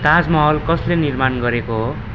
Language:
Nepali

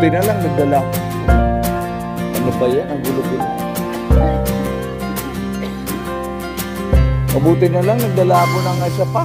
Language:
Indonesian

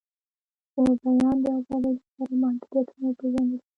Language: Pashto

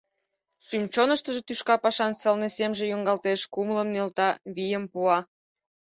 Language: Mari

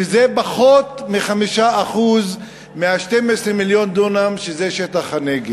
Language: Hebrew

